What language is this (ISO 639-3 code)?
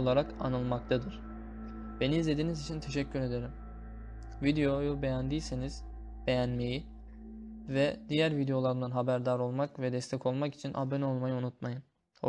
tur